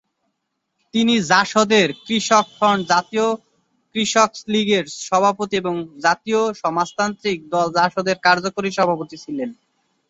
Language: Bangla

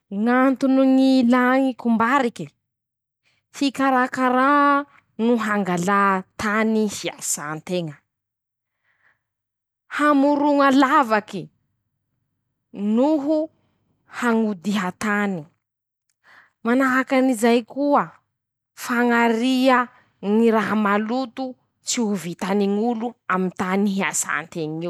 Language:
Masikoro Malagasy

